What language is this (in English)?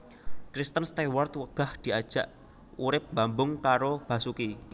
Javanese